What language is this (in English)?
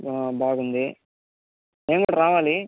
Telugu